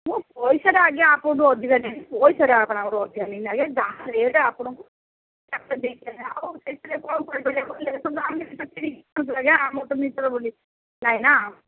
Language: Odia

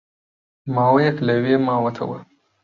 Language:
Central Kurdish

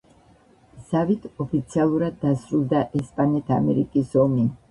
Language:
Georgian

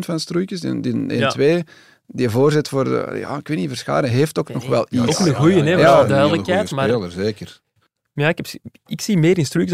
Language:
Dutch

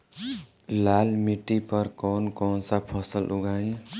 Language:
Bhojpuri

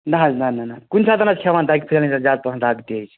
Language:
Kashmiri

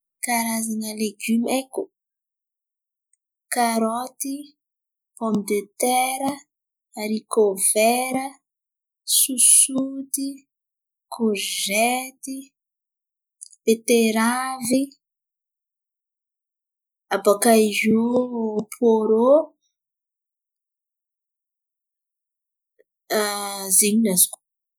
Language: Antankarana Malagasy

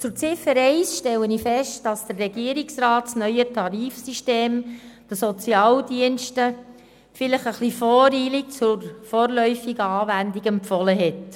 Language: Swiss German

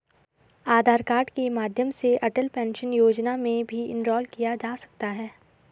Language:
Hindi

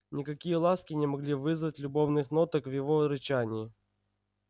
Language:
Russian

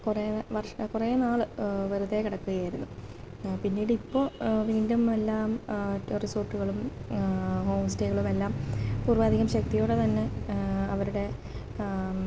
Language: Malayalam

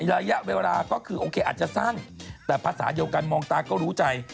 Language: Thai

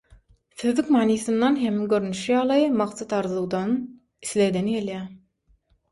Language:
Turkmen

